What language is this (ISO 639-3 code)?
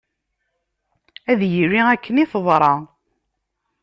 kab